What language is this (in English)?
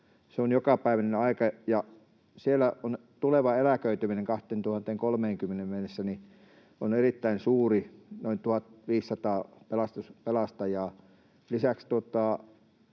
Finnish